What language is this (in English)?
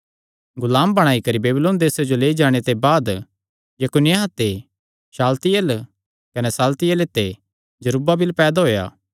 Kangri